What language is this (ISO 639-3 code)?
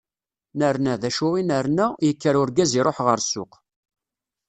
kab